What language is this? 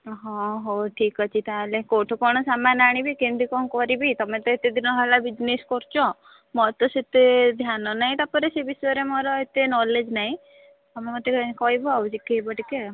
Odia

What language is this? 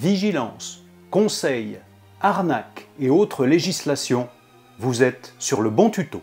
French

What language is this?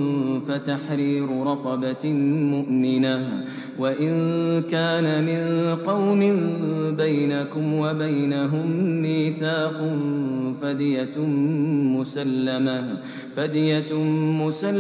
Arabic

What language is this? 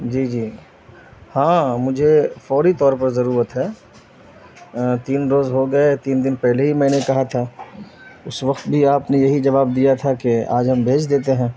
Urdu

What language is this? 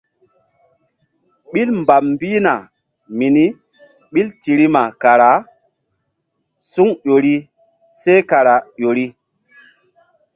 Mbum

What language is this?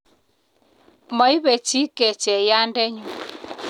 Kalenjin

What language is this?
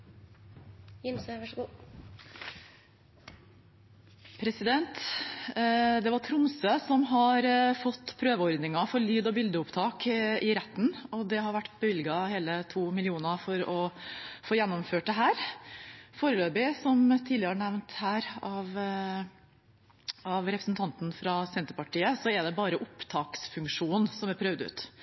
Norwegian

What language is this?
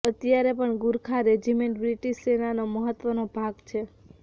Gujarati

